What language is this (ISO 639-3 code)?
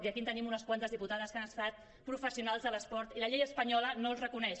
cat